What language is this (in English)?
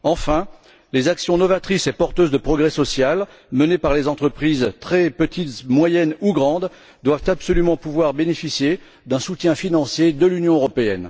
French